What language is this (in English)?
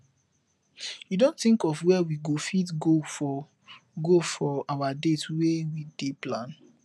Nigerian Pidgin